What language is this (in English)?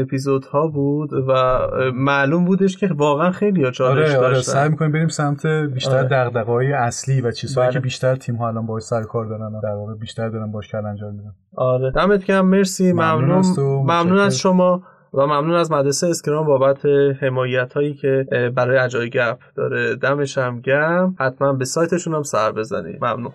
Persian